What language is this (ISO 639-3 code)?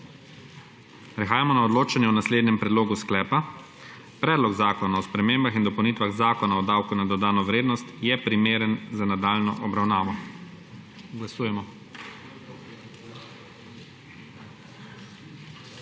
slv